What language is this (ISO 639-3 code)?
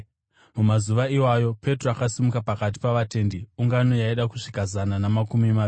sna